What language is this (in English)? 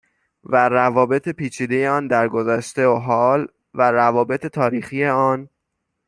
Persian